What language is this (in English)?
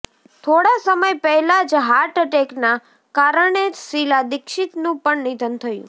Gujarati